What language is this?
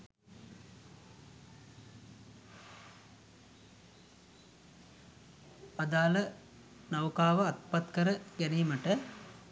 Sinhala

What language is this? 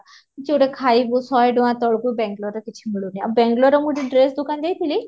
Odia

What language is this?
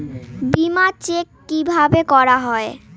Bangla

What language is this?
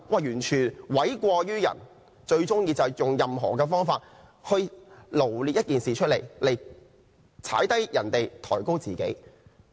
Cantonese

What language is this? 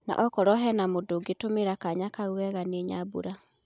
Kikuyu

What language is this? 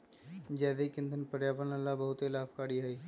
Magahi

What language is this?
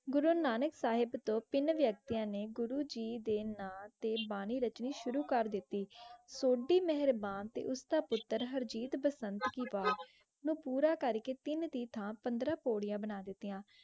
Punjabi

